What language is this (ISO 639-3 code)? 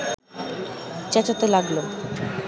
ben